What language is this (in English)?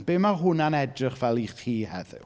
Welsh